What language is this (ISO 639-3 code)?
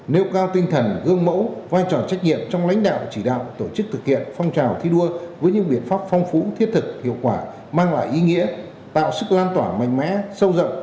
vie